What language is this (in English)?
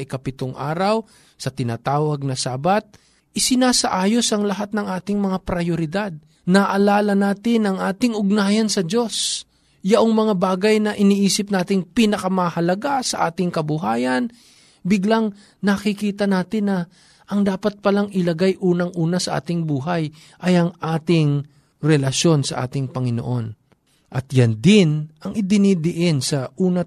Filipino